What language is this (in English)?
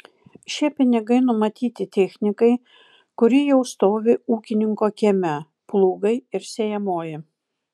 Lithuanian